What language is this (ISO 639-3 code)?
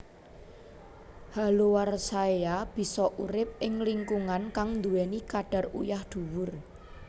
jav